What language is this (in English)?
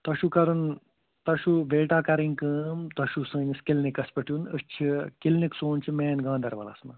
Kashmiri